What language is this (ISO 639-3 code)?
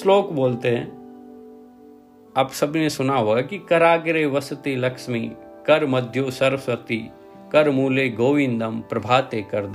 hin